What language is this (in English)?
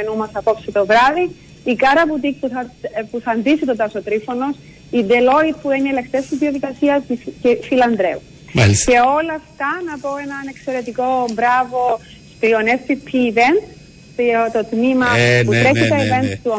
Greek